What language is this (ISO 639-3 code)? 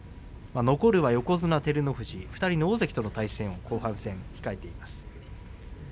jpn